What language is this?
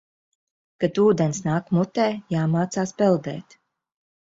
Latvian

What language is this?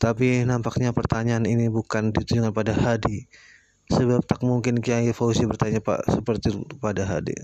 Indonesian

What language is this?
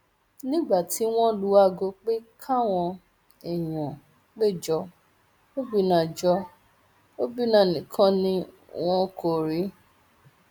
Yoruba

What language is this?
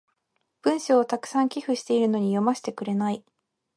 Japanese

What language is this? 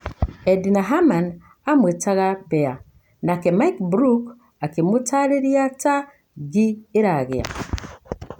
Kikuyu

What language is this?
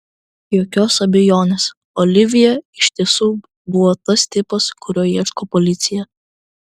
Lithuanian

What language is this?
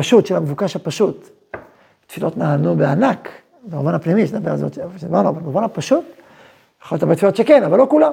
Hebrew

